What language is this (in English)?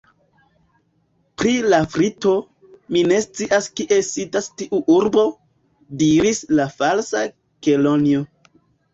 Esperanto